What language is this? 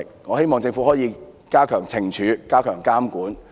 Cantonese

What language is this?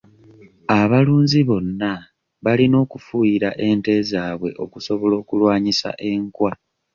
Ganda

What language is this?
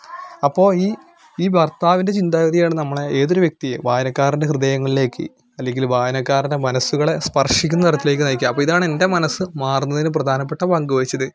Malayalam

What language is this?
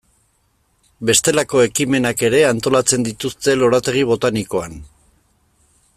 Basque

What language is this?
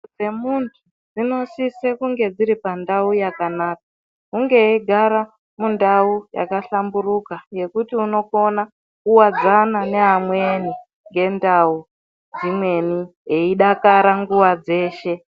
Ndau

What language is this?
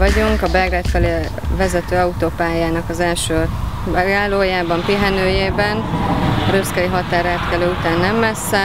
Hungarian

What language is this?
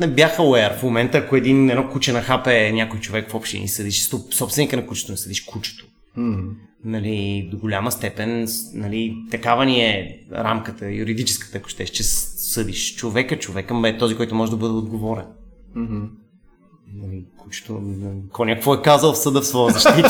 Bulgarian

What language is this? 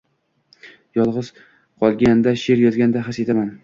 Uzbek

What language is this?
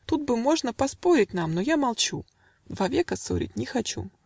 Russian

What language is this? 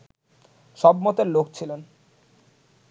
Bangla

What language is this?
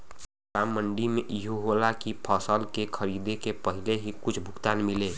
Bhojpuri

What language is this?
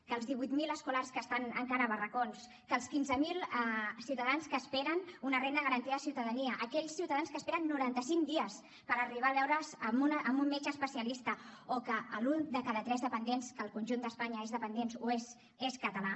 Catalan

